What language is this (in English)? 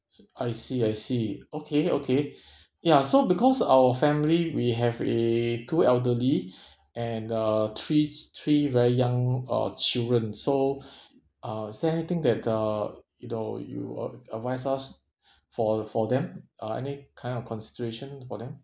English